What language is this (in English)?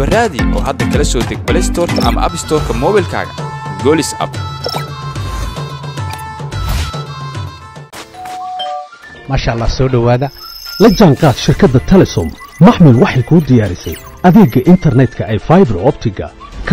Arabic